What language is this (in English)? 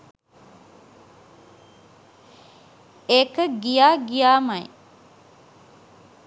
Sinhala